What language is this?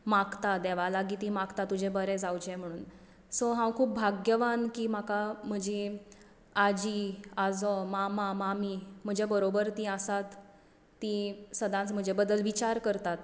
Konkani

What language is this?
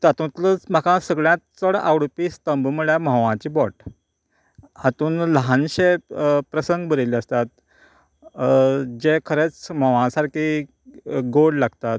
Konkani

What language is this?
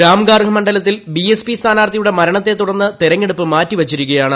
Malayalam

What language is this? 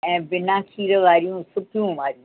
Sindhi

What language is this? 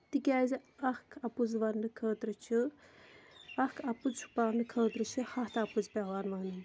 Kashmiri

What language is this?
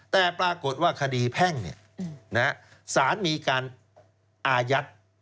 Thai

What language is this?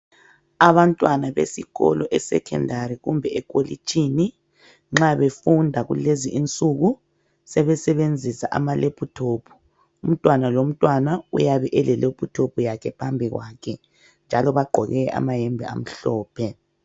North Ndebele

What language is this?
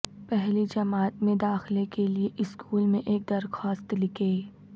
Urdu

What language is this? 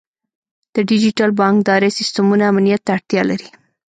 Pashto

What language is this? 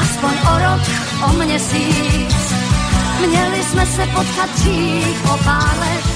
Slovak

